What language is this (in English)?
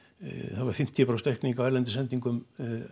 Icelandic